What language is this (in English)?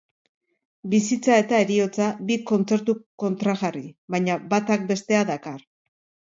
Basque